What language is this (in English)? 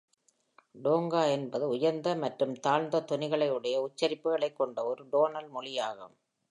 Tamil